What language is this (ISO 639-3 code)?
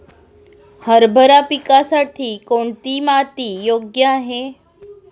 mar